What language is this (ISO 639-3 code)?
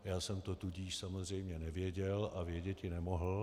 ces